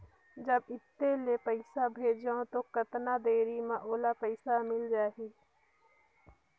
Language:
Chhattisgarhi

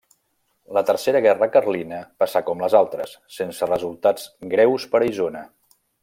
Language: Catalan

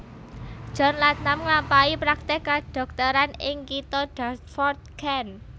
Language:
Javanese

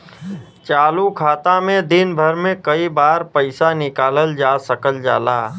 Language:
Bhojpuri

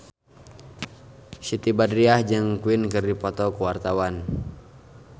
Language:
Sundanese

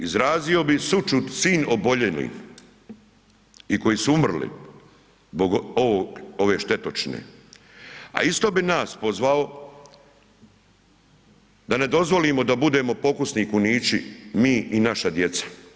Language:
Croatian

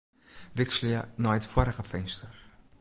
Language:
Western Frisian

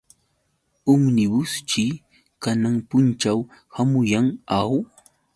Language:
Yauyos Quechua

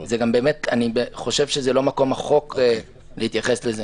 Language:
Hebrew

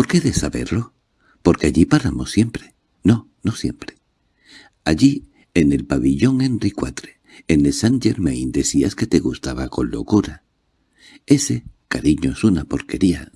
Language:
Spanish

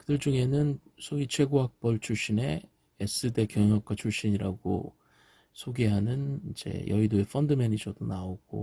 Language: Korean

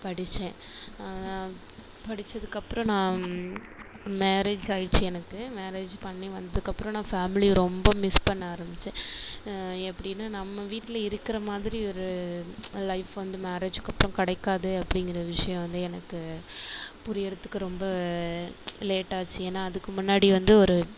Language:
Tamil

